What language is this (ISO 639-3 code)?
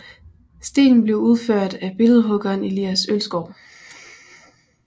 dan